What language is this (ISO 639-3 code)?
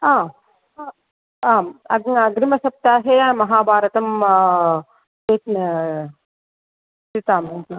san